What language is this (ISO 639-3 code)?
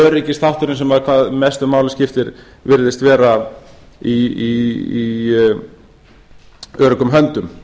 isl